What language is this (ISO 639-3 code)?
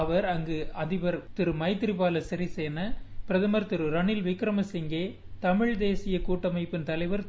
tam